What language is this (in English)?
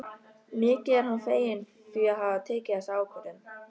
Icelandic